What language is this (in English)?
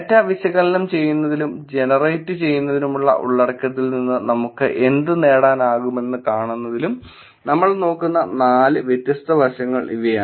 Malayalam